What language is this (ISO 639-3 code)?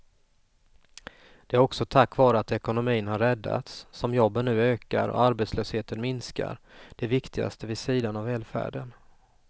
swe